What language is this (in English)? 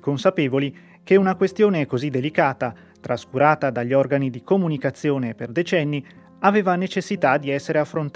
Italian